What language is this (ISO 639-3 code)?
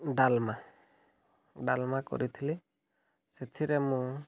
ori